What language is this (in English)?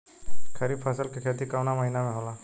Bhojpuri